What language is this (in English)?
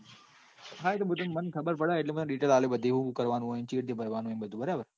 Gujarati